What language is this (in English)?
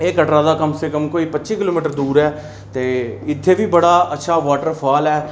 Dogri